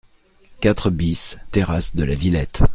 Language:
French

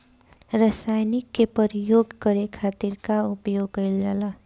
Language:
Bhojpuri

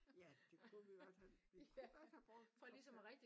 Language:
Danish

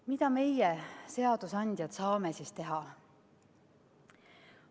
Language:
Estonian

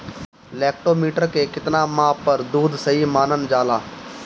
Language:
Bhojpuri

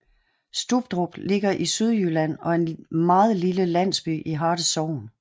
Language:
Danish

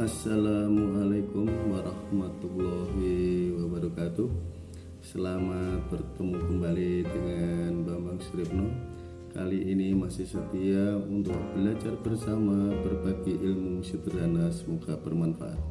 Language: Indonesian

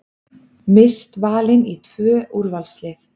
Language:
Icelandic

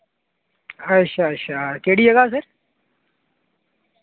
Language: Dogri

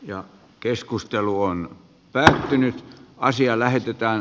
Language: Finnish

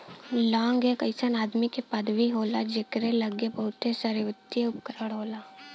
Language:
Bhojpuri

